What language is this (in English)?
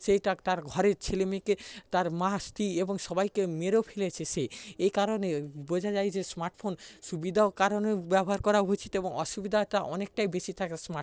Bangla